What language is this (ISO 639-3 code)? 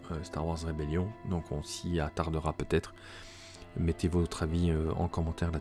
fra